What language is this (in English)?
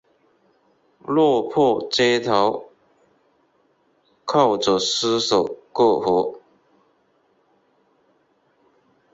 Chinese